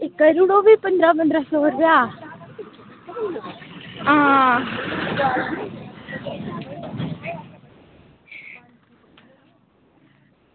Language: Dogri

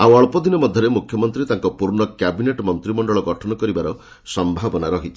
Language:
Odia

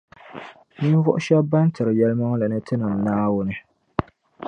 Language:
Dagbani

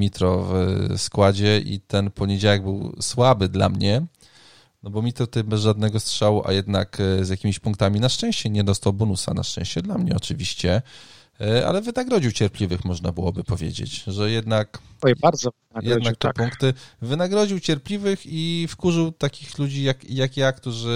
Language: Polish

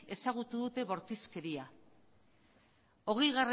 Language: Basque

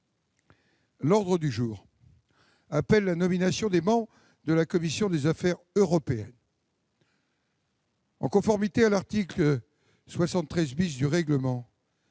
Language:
French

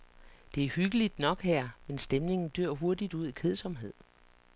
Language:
Danish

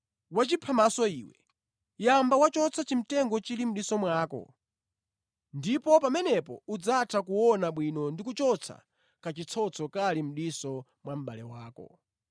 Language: Nyanja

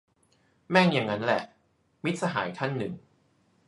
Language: Thai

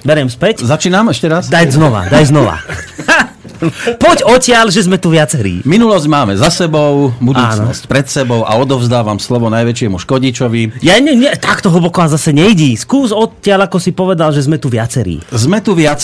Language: Slovak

